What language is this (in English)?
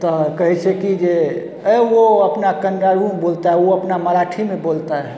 Maithili